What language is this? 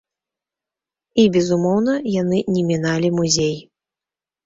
Belarusian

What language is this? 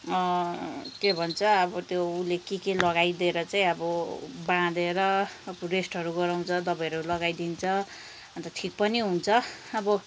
Nepali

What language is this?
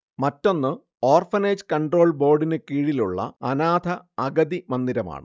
Malayalam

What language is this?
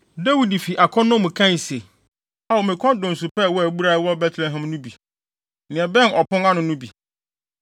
Akan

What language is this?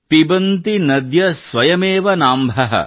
Kannada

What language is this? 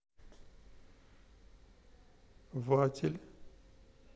Russian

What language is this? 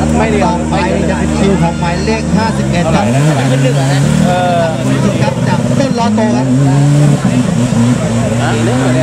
Thai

